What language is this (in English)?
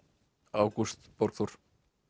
Icelandic